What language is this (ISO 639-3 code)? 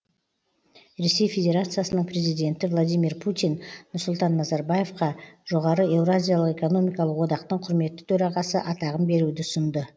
kaz